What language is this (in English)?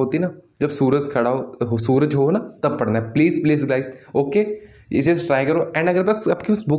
Hindi